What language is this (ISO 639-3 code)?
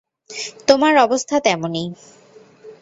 ben